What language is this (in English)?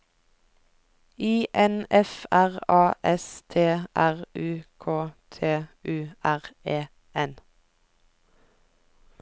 Norwegian